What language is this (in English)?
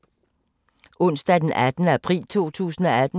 Danish